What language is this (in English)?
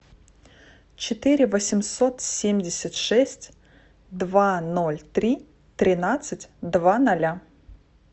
Russian